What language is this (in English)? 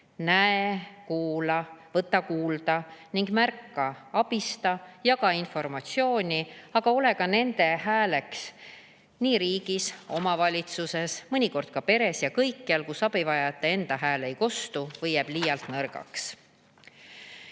Estonian